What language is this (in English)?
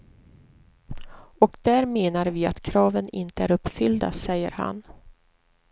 Swedish